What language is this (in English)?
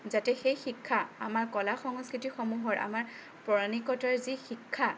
Assamese